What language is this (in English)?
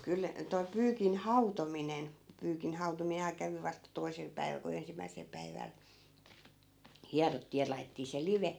Finnish